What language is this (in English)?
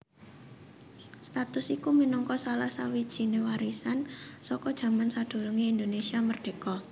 Javanese